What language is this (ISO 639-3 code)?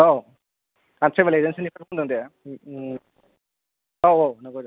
brx